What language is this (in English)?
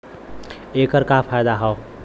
Bhojpuri